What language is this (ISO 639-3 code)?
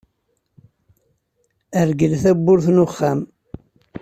kab